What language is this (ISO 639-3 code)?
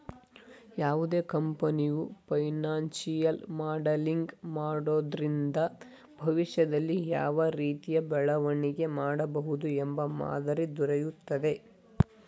kan